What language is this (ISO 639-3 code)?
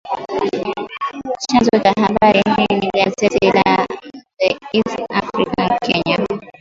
swa